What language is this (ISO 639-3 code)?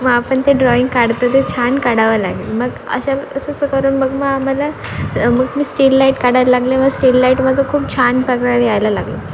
mar